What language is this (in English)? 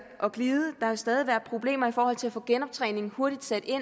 Danish